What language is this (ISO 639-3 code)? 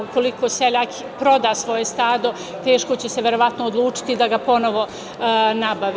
srp